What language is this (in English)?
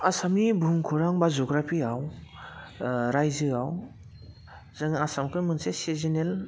Bodo